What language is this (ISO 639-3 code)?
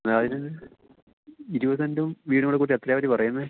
mal